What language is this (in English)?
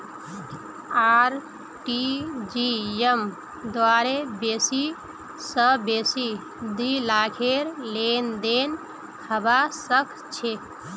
Magahi